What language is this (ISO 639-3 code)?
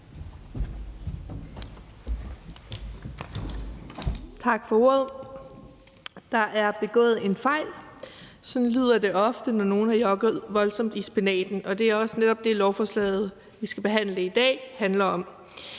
dan